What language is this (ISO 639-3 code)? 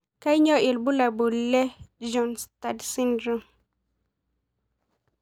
mas